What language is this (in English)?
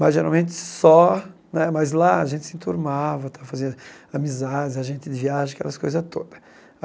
Portuguese